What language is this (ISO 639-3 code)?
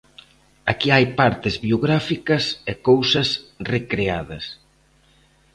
glg